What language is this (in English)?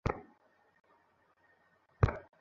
Bangla